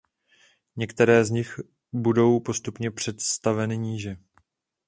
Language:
Czech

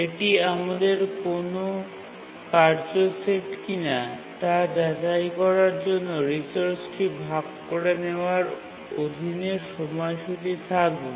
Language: Bangla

